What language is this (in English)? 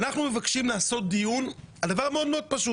Hebrew